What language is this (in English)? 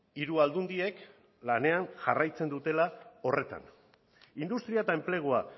Basque